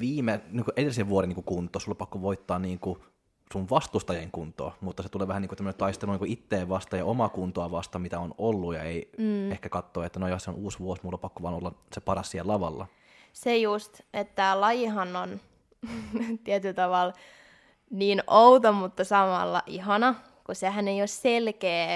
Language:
Finnish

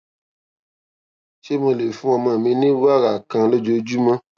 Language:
Yoruba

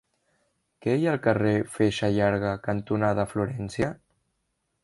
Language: Catalan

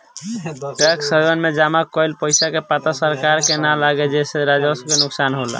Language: Bhojpuri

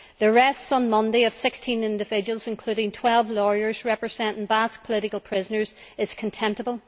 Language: English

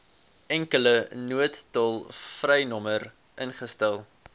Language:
Afrikaans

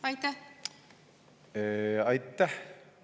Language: Estonian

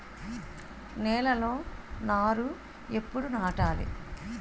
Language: Telugu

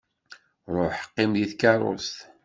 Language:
Kabyle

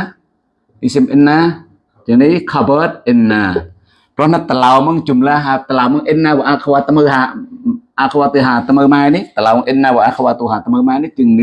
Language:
Indonesian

